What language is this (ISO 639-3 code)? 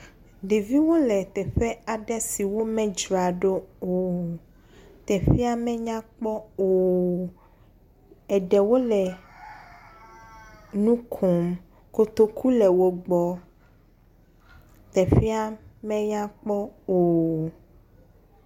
ewe